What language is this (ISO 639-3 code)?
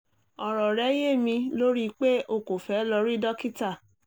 yor